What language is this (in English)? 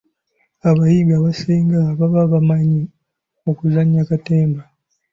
Ganda